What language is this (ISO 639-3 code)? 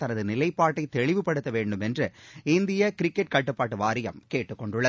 tam